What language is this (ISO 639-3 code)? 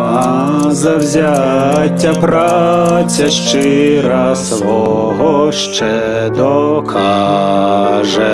ukr